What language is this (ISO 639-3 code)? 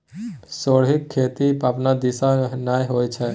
mai